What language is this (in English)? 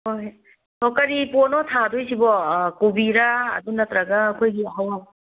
Manipuri